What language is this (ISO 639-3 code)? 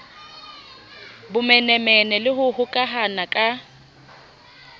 sot